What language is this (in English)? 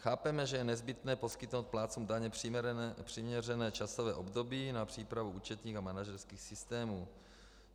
Czech